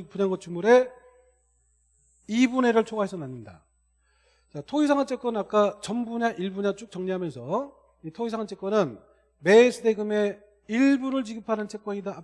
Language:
Korean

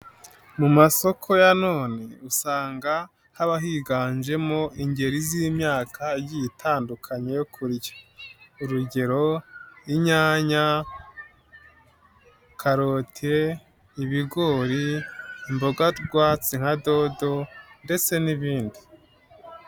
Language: Kinyarwanda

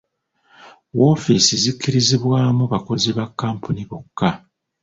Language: Ganda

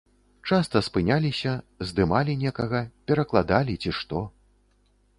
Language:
Belarusian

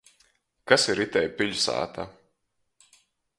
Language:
Latgalian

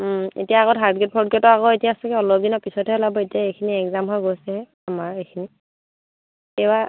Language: Assamese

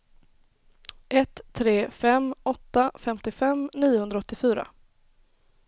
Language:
Swedish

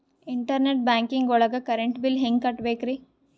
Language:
Kannada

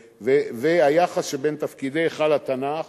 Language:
Hebrew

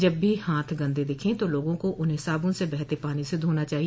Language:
Hindi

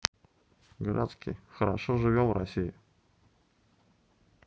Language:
Russian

